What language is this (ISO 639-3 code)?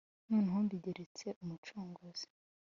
kin